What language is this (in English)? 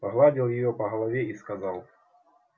Russian